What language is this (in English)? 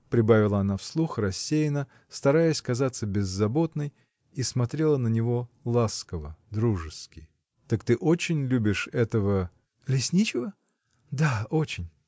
Russian